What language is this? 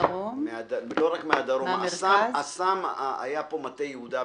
Hebrew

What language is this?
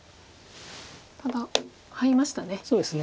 Japanese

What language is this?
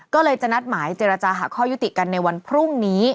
Thai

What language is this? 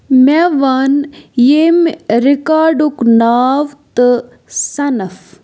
Kashmiri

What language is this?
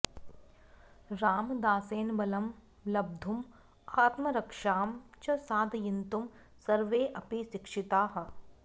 Sanskrit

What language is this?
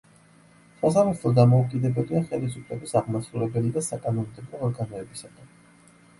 Georgian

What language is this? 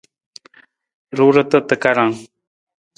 Nawdm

